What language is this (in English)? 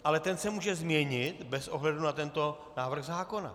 Czech